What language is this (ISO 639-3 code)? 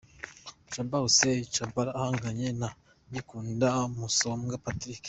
kin